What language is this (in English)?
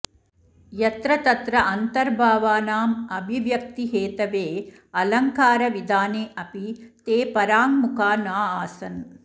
Sanskrit